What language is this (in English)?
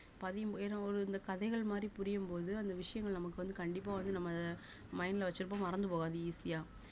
Tamil